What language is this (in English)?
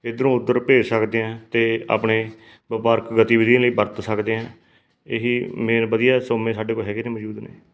Punjabi